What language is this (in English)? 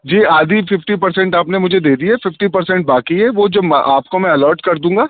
Urdu